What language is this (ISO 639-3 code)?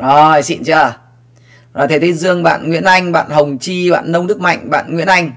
vie